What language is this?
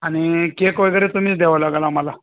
Marathi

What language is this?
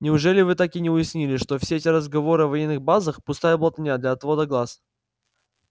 Russian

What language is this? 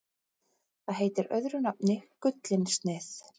Icelandic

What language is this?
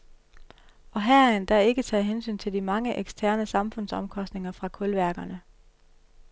Danish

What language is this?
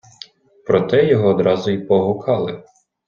Ukrainian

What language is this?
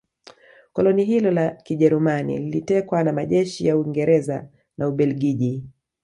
Swahili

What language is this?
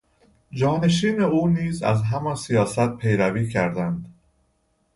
Persian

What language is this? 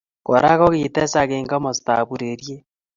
Kalenjin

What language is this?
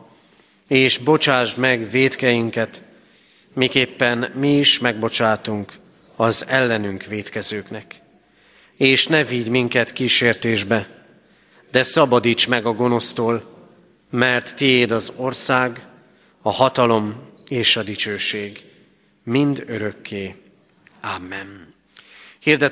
Hungarian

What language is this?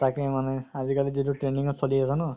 Assamese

